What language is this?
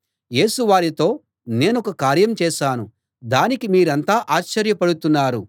Telugu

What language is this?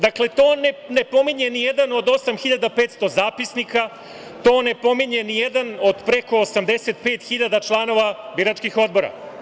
Serbian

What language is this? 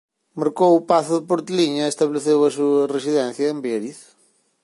Galician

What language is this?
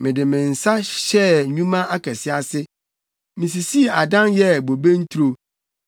Akan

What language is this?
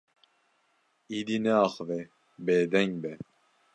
Kurdish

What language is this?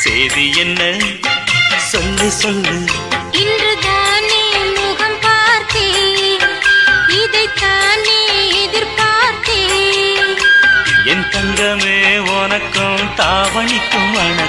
Tamil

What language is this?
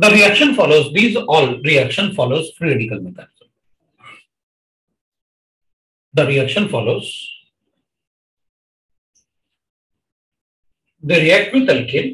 Hindi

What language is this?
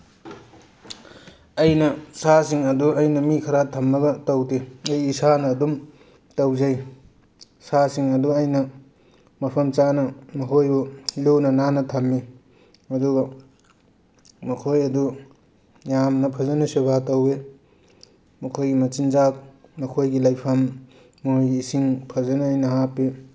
Manipuri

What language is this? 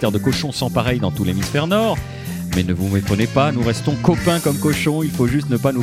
French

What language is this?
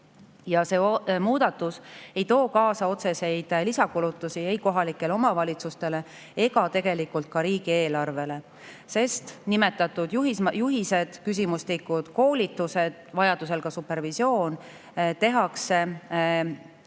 Estonian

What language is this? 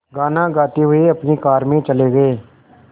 Hindi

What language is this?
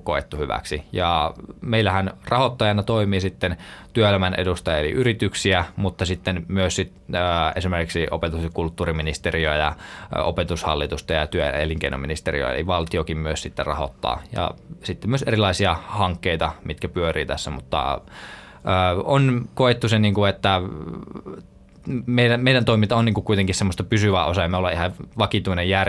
Finnish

